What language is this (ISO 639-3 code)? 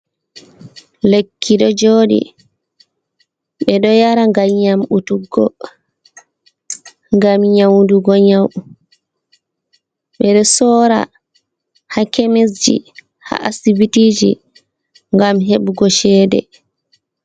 ful